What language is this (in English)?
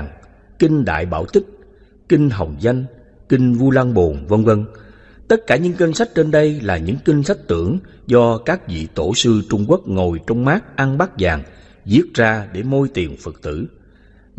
Vietnamese